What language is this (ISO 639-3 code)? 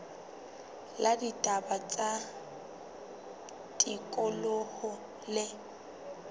sot